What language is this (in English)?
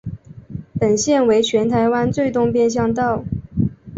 Chinese